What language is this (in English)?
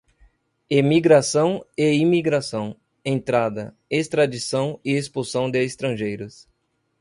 Portuguese